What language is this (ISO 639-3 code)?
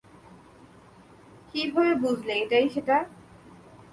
ben